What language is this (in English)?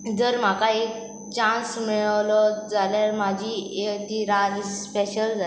Konkani